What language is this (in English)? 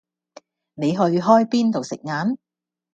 Cantonese